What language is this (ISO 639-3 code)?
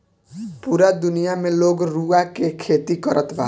bho